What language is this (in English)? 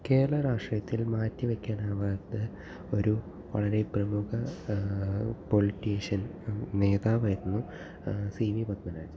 Malayalam